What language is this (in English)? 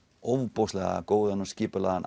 Icelandic